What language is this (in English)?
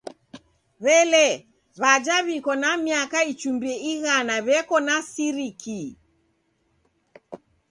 Taita